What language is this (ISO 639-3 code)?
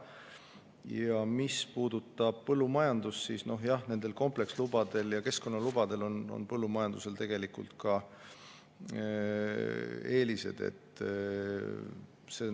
est